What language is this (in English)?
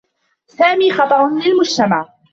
Arabic